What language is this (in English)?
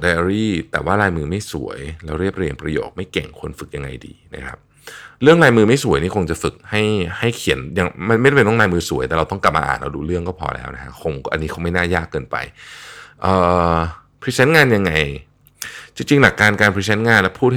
Thai